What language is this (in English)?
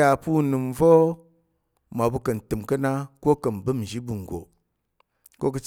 Tarok